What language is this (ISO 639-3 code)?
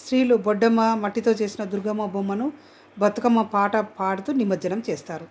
tel